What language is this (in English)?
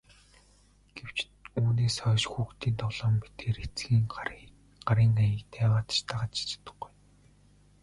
Mongolian